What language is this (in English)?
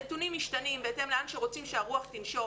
Hebrew